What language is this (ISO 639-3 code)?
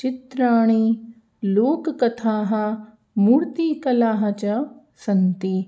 san